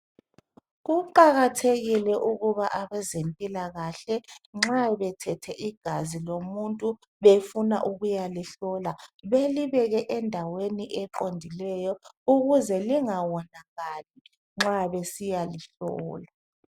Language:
North Ndebele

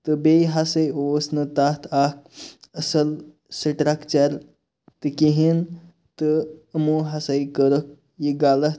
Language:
Kashmiri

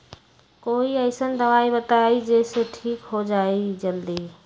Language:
Magahi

